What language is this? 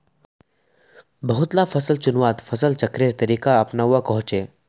Magahi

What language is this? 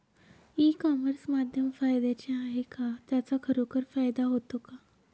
Marathi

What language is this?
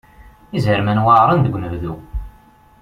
Kabyle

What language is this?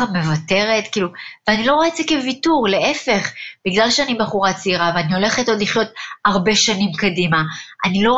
Hebrew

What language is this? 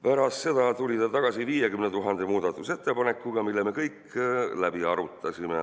Estonian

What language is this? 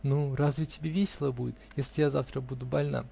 Russian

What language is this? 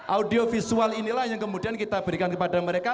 Indonesian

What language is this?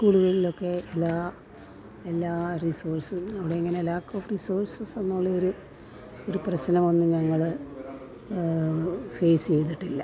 Malayalam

